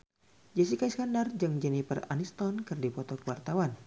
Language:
Sundanese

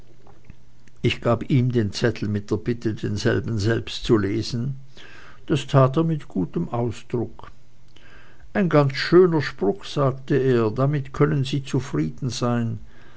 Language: German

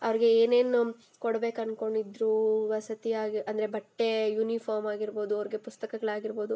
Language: Kannada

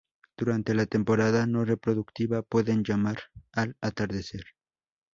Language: Spanish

